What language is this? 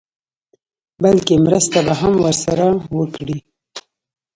Pashto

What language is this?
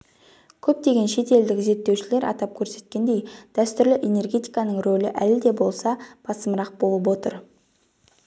Kazakh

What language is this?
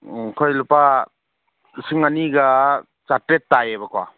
Manipuri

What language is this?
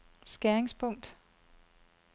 Danish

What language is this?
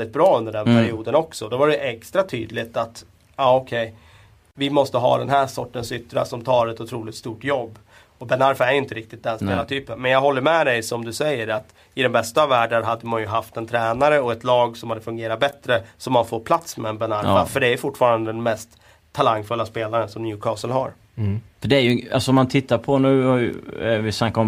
Swedish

